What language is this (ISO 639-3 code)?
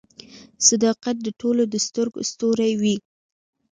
pus